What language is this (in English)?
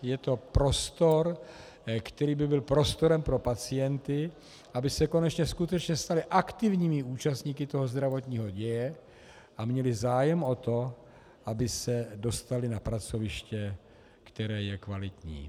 Czech